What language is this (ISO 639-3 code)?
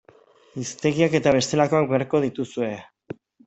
eus